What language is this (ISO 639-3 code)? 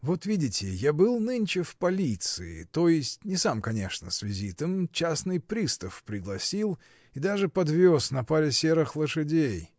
rus